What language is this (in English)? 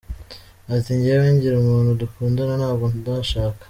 Kinyarwanda